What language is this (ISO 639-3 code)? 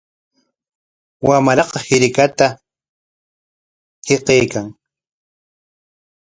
qwa